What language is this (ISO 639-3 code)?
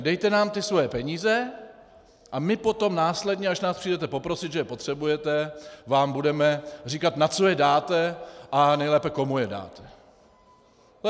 ces